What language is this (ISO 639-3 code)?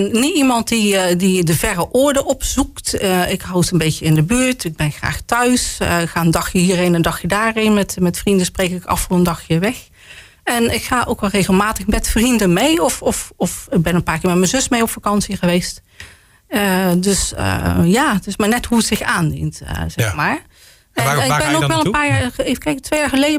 nld